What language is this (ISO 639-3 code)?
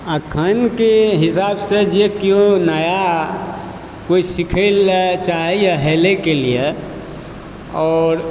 mai